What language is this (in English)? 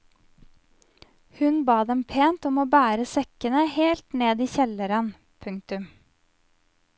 Norwegian